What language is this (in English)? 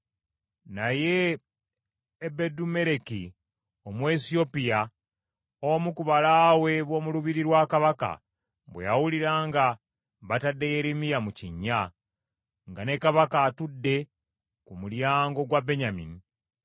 Ganda